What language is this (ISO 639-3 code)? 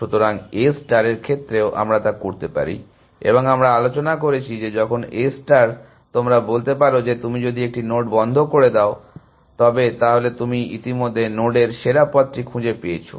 ben